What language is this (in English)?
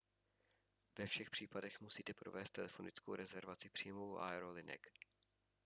Czech